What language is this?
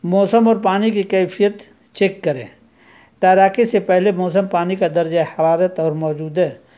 Urdu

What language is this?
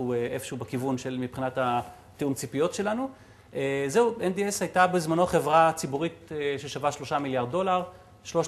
Hebrew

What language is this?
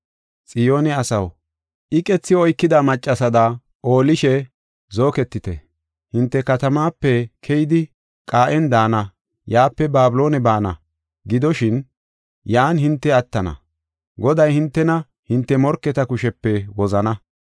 Gofa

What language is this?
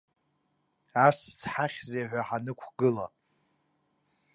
Abkhazian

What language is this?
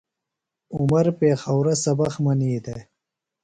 Phalura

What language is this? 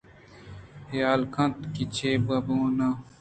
Eastern Balochi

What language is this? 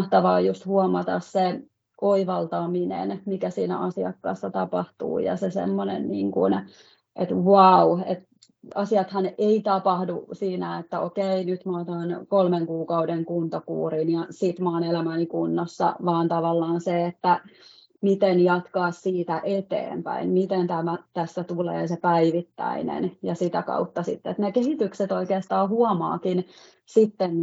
Finnish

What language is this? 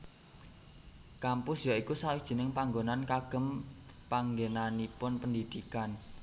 Javanese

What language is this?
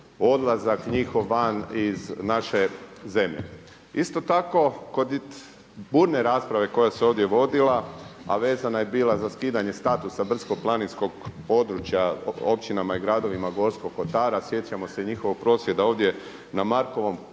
Croatian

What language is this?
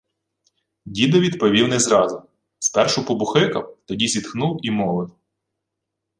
Ukrainian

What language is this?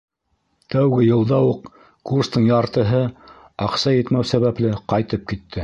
Bashkir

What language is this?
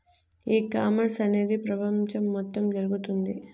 Telugu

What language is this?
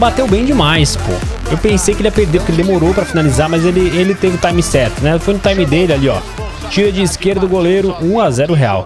Portuguese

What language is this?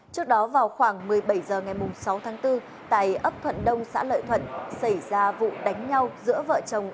Vietnamese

